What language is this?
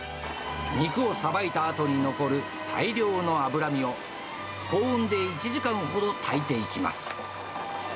Japanese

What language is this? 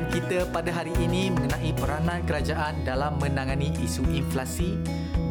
Malay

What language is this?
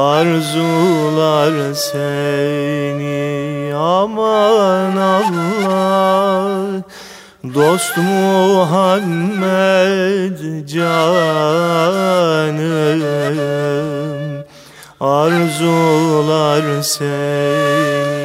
Turkish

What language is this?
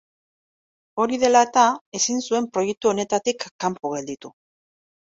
Basque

